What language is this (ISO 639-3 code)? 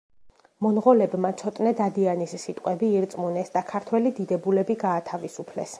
kat